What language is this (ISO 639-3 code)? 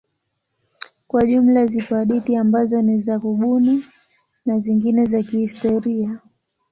swa